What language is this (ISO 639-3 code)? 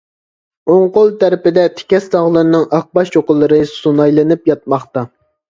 uig